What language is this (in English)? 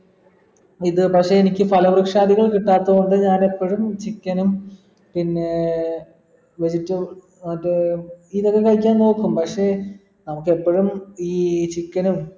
Malayalam